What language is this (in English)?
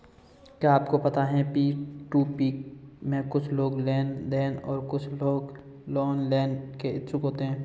Hindi